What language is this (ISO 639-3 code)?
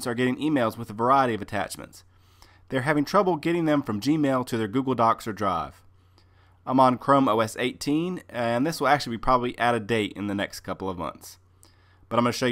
eng